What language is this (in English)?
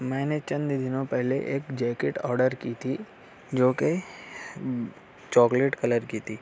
Urdu